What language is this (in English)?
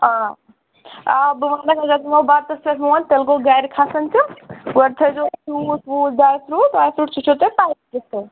Kashmiri